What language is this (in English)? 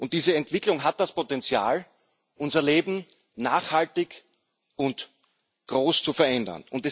German